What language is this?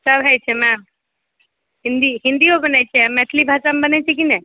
Maithili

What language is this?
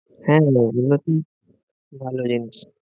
Bangla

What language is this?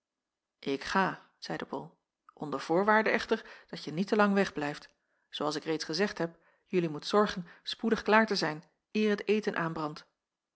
Dutch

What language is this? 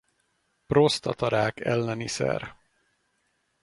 Hungarian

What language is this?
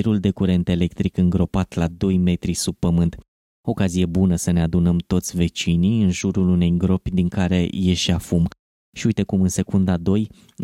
Romanian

